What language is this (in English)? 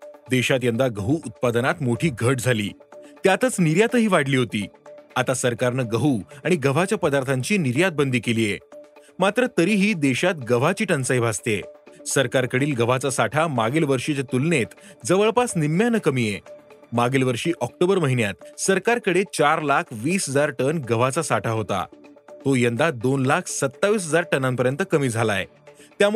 Marathi